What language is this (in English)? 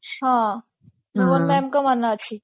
Odia